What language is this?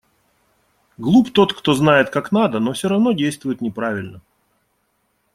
Russian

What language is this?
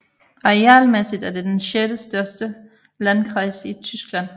Danish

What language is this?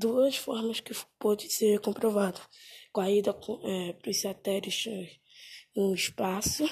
Portuguese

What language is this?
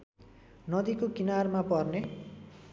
Nepali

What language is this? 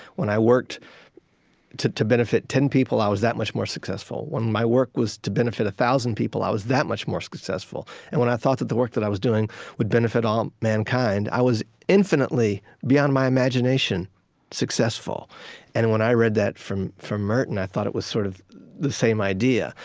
English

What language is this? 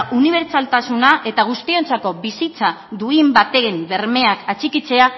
Basque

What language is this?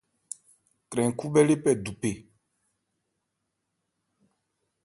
Ebrié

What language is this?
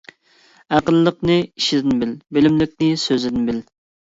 Uyghur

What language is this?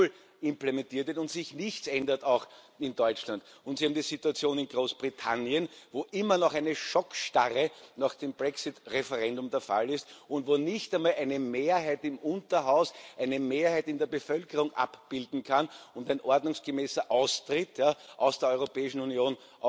German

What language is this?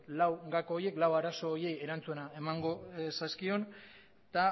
Basque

